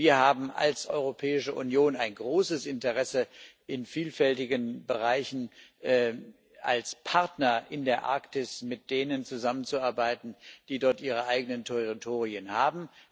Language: German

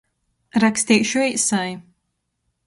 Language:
Latgalian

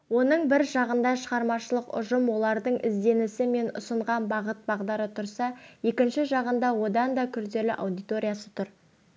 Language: Kazakh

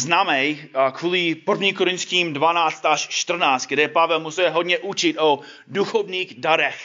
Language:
Czech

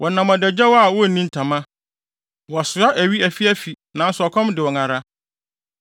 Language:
Akan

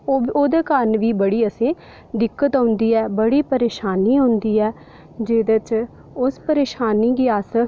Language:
Dogri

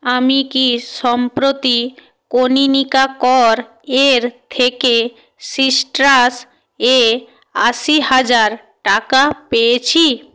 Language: Bangla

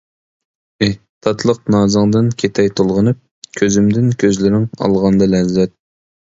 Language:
Uyghur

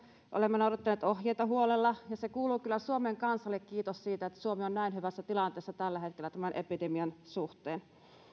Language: Finnish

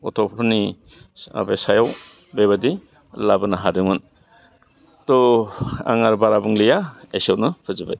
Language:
Bodo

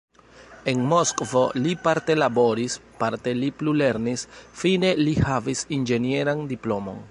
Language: Esperanto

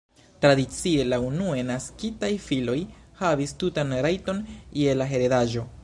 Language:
Esperanto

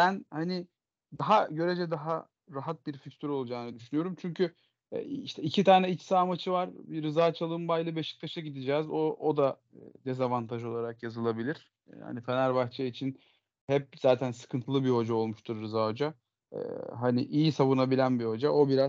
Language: Turkish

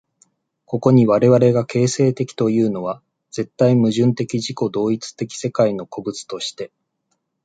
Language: Japanese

